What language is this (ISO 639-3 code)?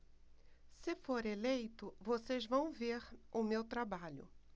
por